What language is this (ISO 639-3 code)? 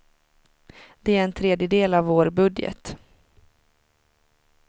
swe